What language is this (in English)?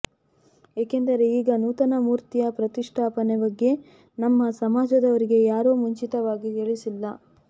Kannada